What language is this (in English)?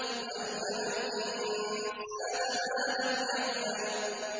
Arabic